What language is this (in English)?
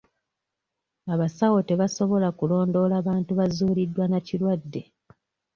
Ganda